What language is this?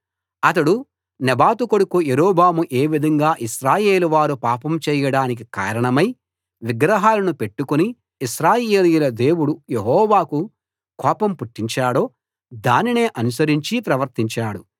Telugu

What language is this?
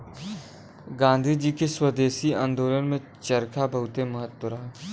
Bhojpuri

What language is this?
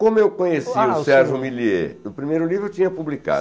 Portuguese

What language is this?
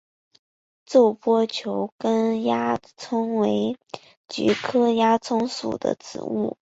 Chinese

